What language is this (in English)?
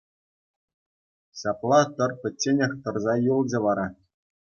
Chuvash